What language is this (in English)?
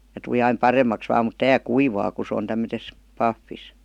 Finnish